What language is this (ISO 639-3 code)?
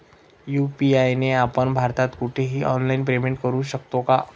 mar